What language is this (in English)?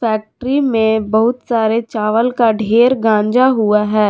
Hindi